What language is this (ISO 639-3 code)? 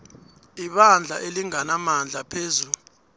nbl